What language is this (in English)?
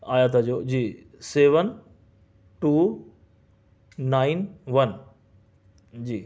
Urdu